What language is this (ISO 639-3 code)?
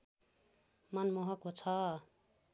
nep